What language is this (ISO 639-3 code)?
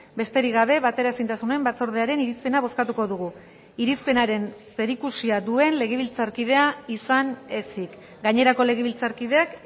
eus